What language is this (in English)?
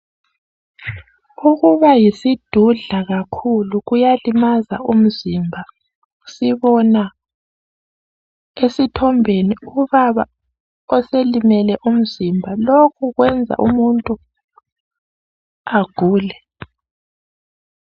North Ndebele